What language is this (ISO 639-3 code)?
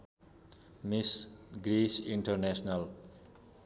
nep